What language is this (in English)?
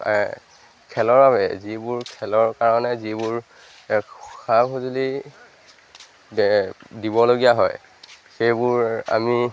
Assamese